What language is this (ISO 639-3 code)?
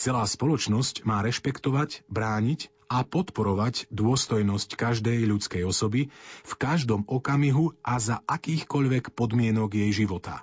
slk